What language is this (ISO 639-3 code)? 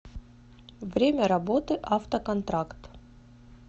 rus